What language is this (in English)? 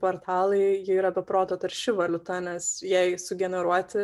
Lithuanian